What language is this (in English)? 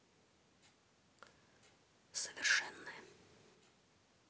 Russian